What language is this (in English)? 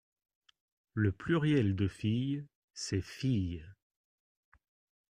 French